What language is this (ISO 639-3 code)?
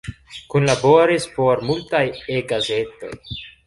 epo